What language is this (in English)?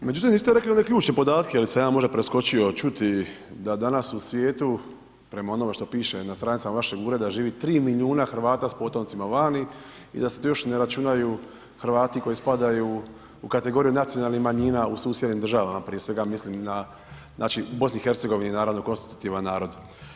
Croatian